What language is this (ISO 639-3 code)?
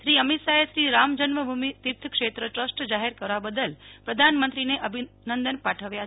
guj